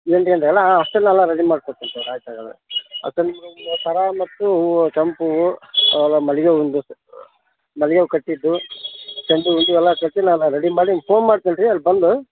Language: Kannada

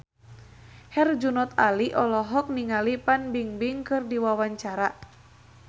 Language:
Sundanese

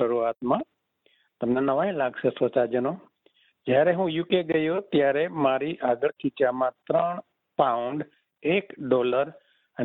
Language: Gujarati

